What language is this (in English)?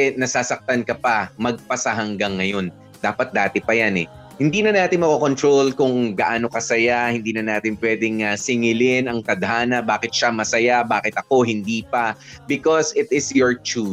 Filipino